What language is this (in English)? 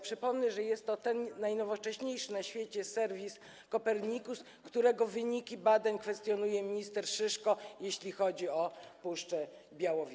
Polish